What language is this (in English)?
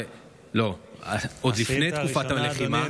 Hebrew